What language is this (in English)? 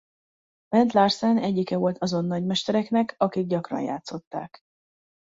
Hungarian